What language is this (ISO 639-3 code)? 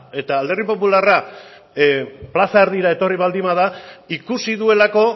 eus